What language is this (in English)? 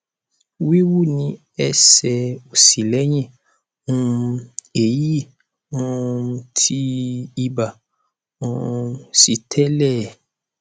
Yoruba